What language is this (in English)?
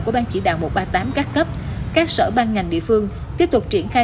Vietnamese